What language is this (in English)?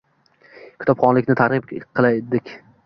Uzbek